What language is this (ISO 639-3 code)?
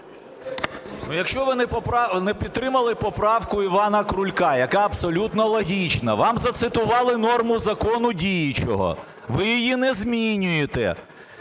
ukr